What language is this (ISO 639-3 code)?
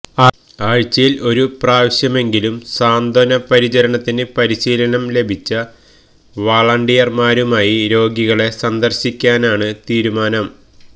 mal